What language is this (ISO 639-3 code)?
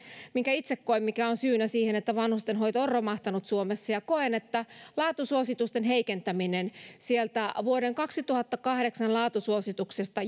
fin